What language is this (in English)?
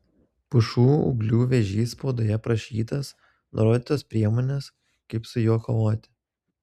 Lithuanian